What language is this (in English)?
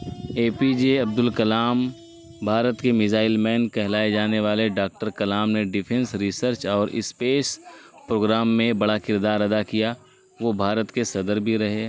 Urdu